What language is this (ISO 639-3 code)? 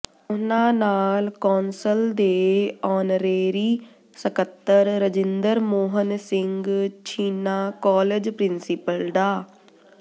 pan